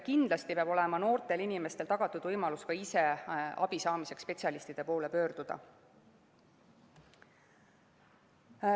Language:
Estonian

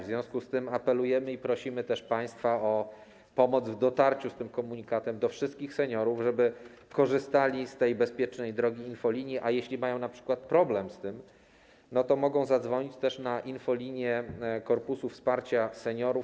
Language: Polish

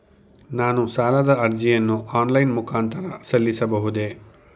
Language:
Kannada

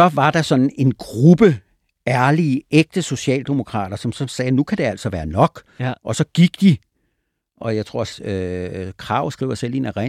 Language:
Danish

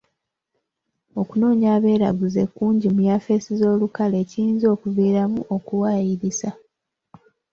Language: Ganda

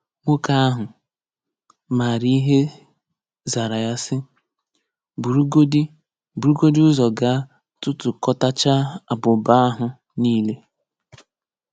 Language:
Igbo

